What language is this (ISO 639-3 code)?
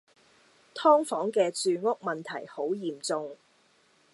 yue